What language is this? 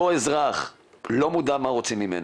Hebrew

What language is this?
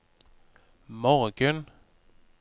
Norwegian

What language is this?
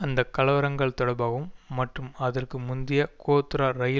Tamil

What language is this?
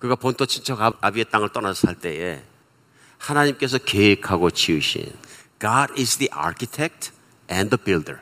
Korean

